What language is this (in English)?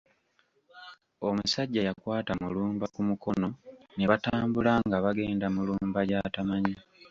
Ganda